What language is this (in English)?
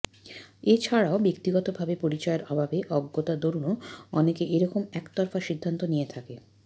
Bangla